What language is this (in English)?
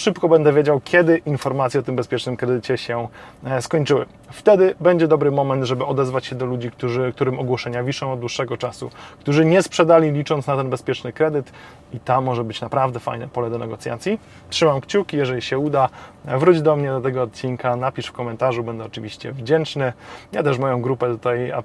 Polish